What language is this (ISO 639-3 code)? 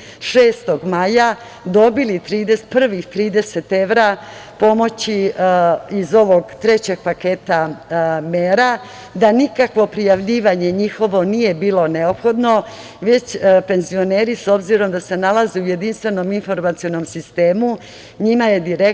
srp